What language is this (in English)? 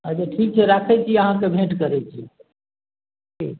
Maithili